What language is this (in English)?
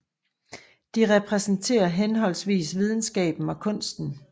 Danish